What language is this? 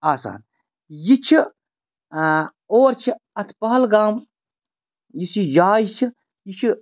Kashmiri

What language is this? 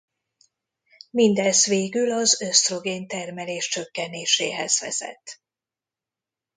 Hungarian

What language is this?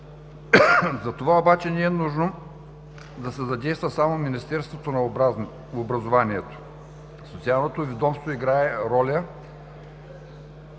Bulgarian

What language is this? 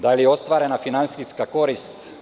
Serbian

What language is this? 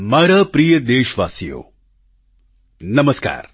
Gujarati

